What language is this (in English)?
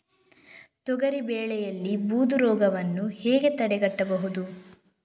Kannada